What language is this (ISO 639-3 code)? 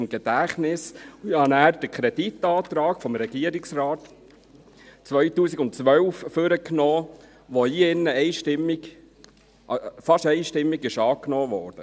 gsw